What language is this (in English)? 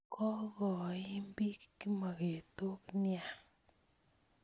Kalenjin